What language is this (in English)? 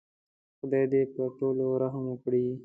Pashto